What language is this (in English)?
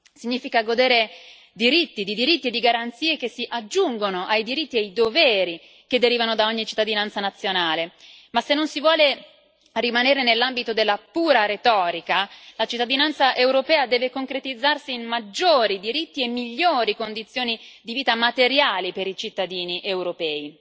Italian